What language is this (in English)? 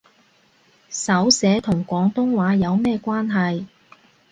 Cantonese